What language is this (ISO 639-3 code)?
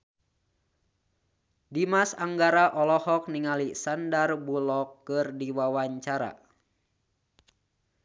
sun